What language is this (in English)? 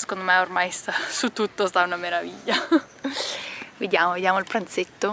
Italian